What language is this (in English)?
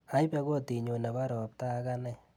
Kalenjin